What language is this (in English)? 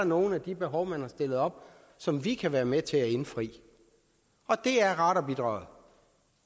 Danish